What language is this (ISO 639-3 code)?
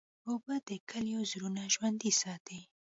pus